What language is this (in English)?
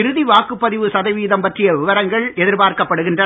Tamil